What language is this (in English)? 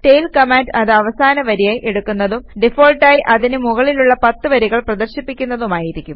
Malayalam